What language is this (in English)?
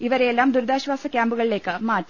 Malayalam